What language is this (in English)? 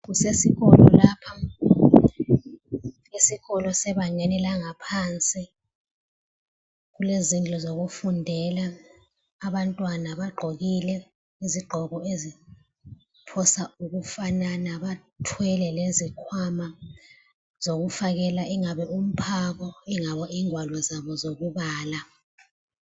North Ndebele